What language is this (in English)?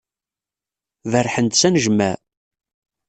Kabyle